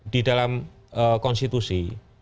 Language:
Indonesian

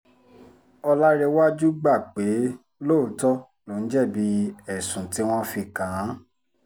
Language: Yoruba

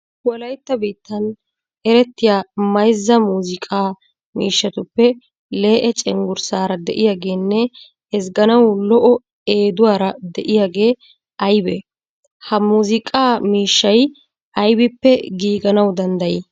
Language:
Wolaytta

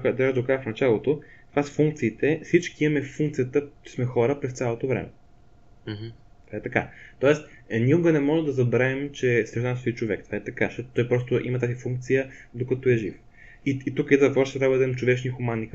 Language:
Bulgarian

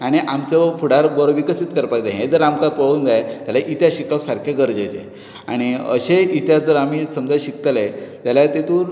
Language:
Konkani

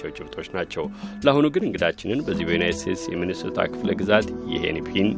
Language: Amharic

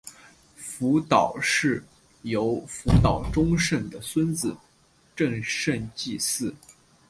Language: Chinese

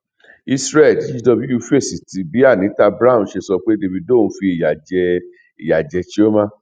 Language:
Yoruba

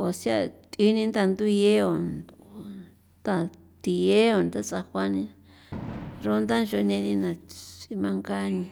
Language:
San Felipe Otlaltepec Popoloca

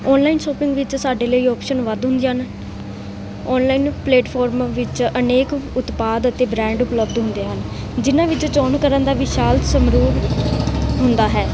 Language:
Punjabi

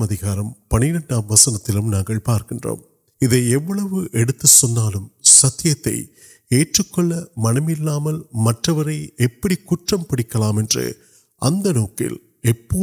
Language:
Urdu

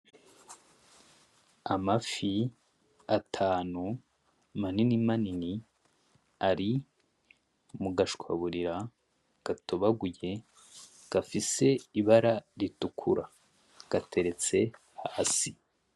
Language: Rundi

